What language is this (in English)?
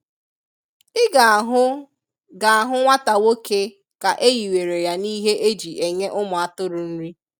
Igbo